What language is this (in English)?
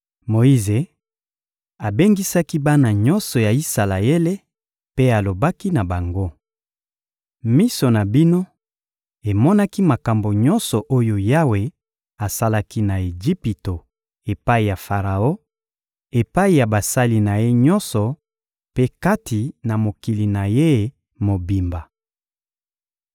Lingala